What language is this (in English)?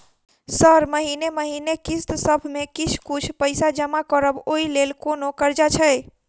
Maithili